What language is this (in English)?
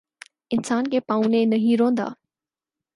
Urdu